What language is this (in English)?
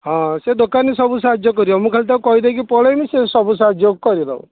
Odia